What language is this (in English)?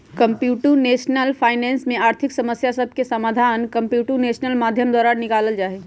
Magahi